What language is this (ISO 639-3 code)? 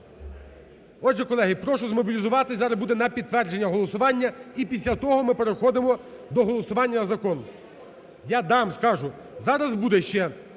ukr